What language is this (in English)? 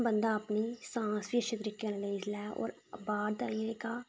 Dogri